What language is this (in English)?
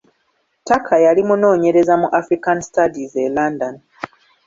Ganda